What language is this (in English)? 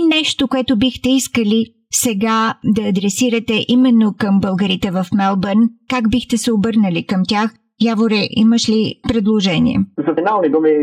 Bulgarian